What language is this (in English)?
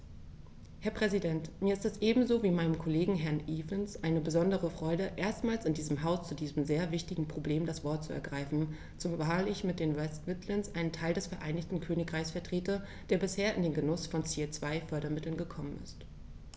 German